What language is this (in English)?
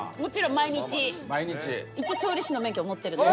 Japanese